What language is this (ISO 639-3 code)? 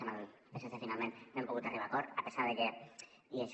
cat